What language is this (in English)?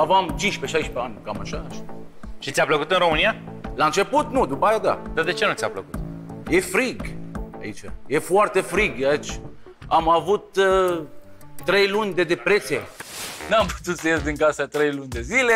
Romanian